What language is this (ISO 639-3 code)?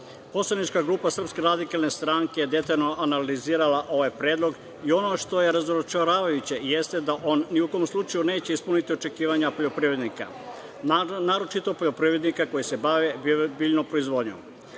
srp